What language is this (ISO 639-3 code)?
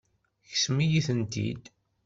kab